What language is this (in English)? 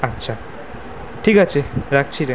Bangla